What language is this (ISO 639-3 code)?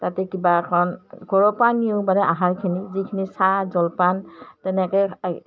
asm